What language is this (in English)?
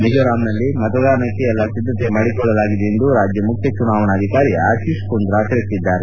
Kannada